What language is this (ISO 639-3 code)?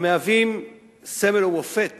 heb